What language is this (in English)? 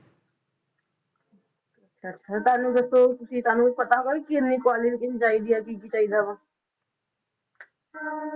Punjabi